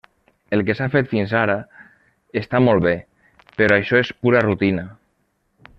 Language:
Catalan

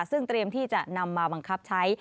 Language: Thai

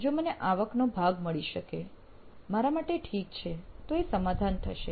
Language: Gujarati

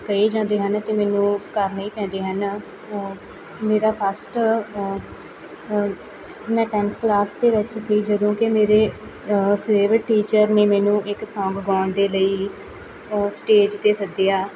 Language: Punjabi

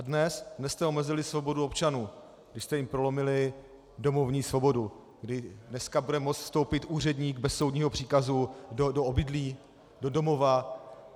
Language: Czech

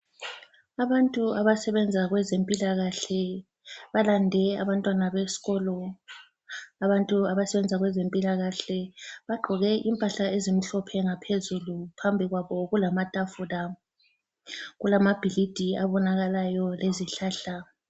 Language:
North Ndebele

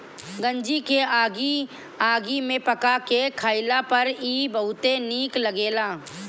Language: Bhojpuri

